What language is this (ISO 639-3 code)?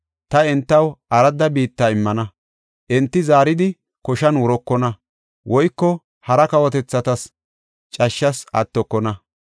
gof